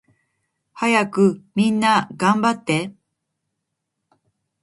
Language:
Japanese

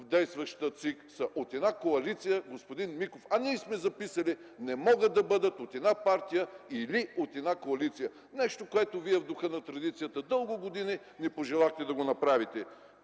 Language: Bulgarian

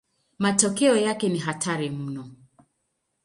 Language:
Swahili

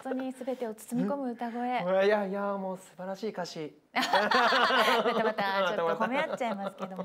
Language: Japanese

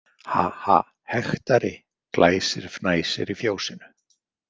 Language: Icelandic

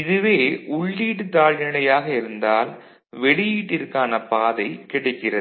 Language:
Tamil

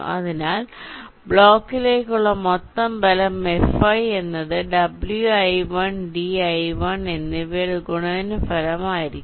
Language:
Malayalam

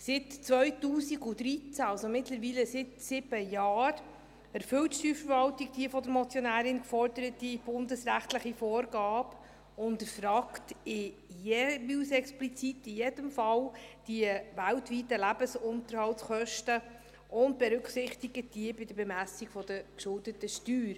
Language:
Swiss German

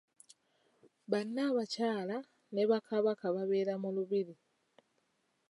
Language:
Ganda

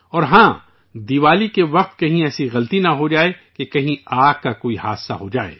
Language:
Urdu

